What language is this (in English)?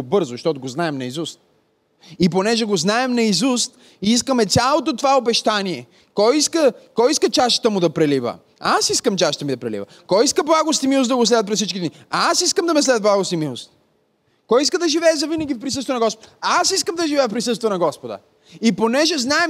Bulgarian